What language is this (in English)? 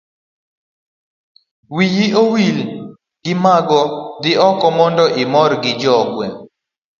Luo (Kenya and Tanzania)